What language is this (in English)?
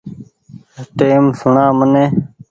Goaria